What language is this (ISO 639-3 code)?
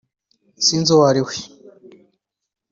kin